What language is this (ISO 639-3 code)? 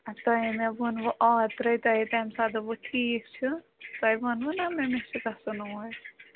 kas